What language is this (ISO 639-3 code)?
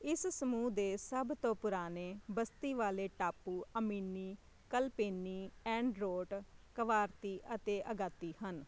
pan